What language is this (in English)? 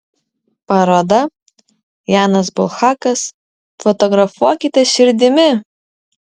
Lithuanian